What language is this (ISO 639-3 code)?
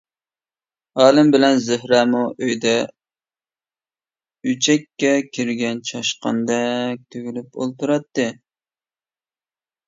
uig